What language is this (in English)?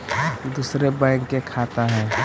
Magahi